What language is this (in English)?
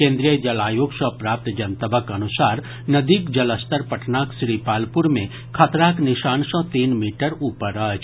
Maithili